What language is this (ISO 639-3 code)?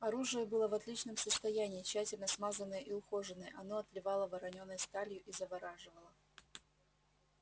rus